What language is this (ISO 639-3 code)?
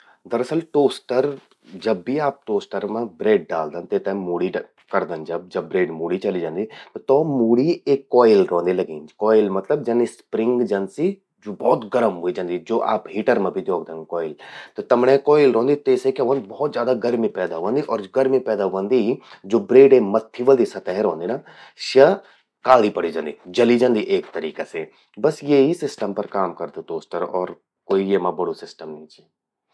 gbm